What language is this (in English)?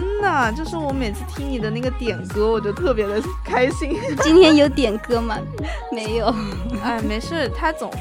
Chinese